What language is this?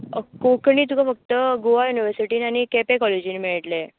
Konkani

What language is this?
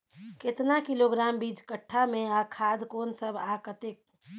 Maithili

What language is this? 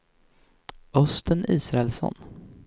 Swedish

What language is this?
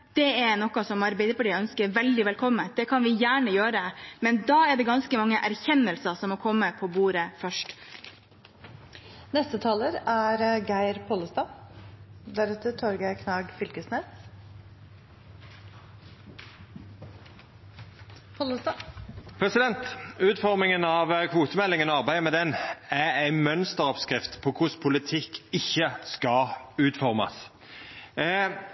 Norwegian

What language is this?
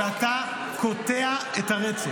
Hebrew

